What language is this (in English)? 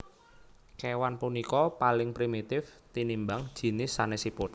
Javanese